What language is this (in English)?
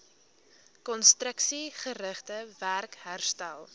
Afrikaans